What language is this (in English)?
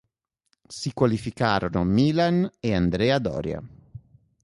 Italian